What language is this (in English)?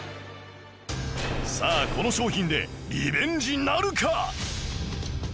Japanese